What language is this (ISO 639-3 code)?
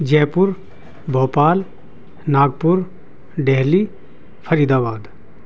urd